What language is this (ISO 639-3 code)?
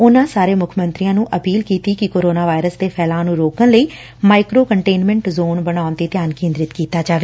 pan